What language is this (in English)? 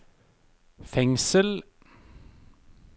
Norwegian